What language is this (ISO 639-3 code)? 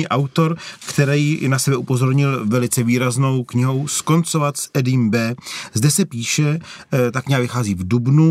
ces